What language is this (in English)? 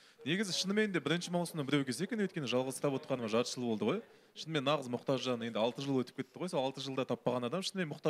Turkish